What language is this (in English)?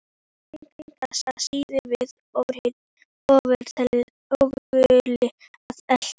Icelandic